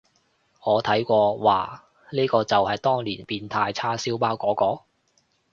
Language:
Cantonese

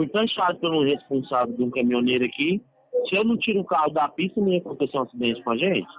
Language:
Portuguese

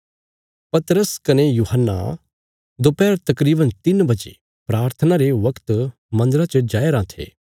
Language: Bilaspuri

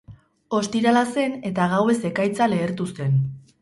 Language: Basque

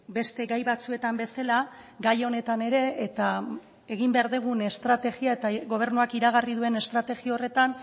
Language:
Basque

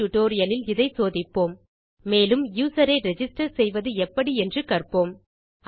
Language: Tamil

